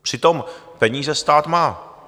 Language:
Czech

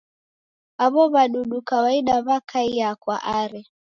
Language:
Taita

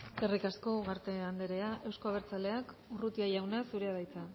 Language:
Basque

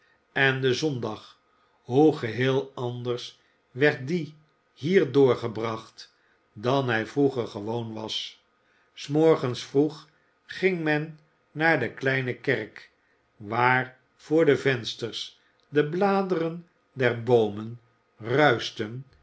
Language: Dutch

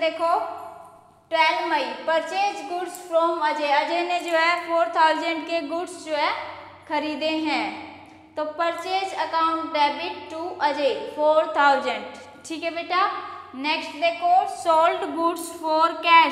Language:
Hindi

